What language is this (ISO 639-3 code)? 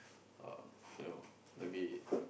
eng